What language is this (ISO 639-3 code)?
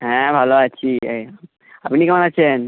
ben